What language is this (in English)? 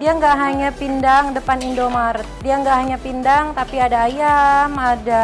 Indonesian